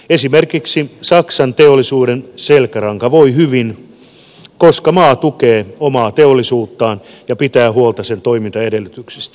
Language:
Finnish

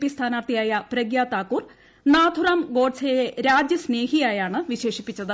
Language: Malayalam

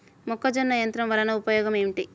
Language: Telugu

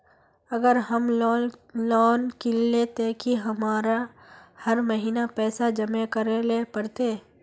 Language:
Magahi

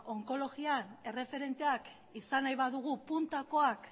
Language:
Basque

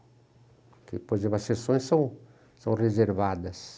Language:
Portuguese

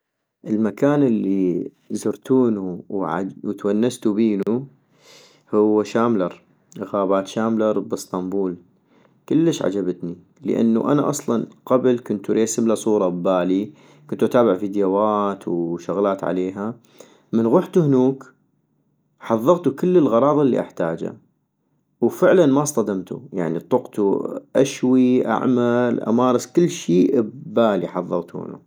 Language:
North Mesopotamian Arabic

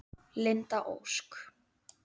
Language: Icelandic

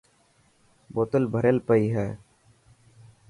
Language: Dhatki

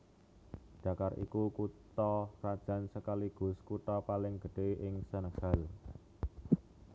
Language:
Javanese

